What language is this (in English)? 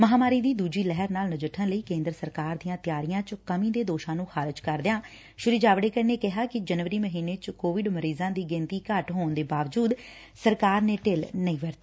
Punjabi